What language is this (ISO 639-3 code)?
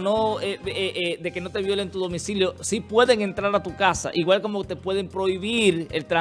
spa